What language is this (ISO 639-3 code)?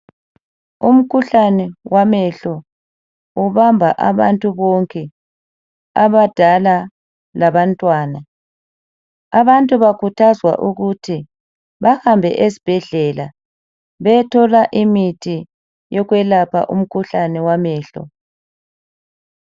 nde